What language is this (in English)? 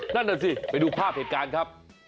Thai